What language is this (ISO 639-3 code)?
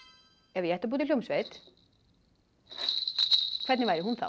isl